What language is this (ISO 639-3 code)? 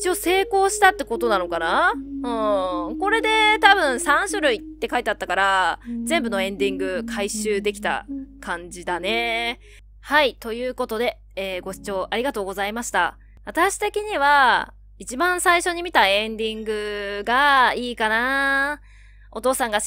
jpn